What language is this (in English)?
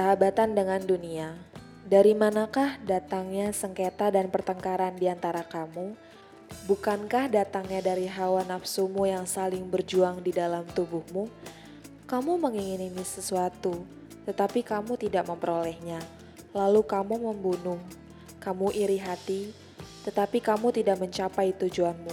Indonesian